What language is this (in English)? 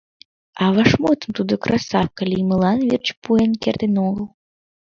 Mari